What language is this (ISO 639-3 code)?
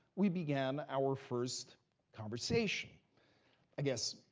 eng